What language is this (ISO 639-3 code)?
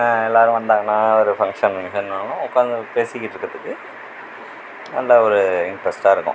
tam